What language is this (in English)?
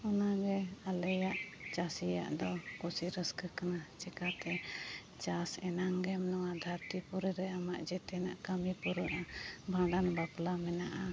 Santali